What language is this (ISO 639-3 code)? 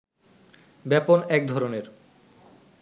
ben